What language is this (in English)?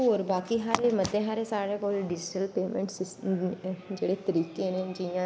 Dogri